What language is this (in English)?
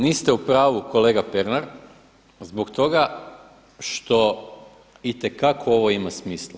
Croatian